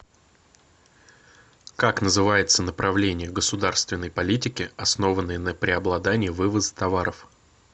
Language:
Russian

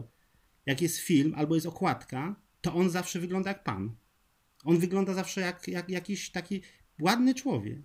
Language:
Polish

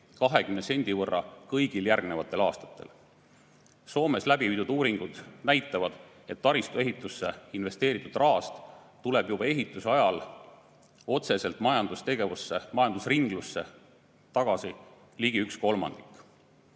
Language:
Estonian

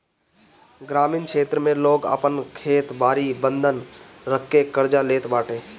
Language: Bhojpuri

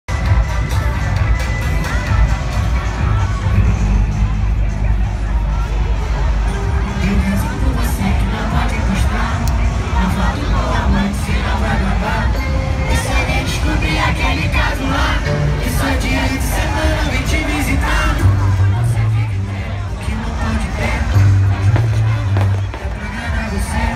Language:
Indonesian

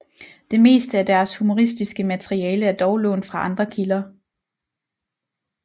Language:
Danish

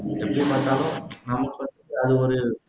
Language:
Tamil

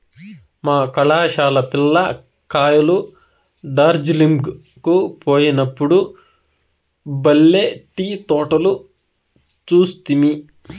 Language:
Telugu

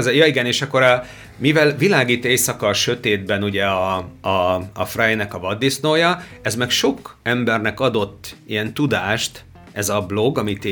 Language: Hungarian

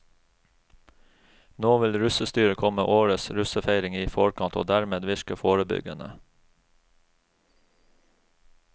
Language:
Norwegian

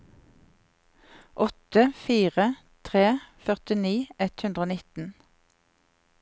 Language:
Norwegian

